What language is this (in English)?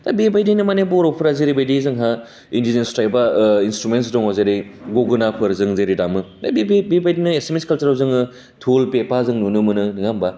Bodo